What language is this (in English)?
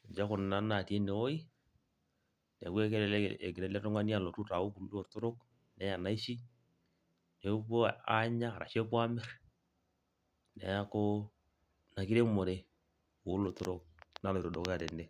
Masai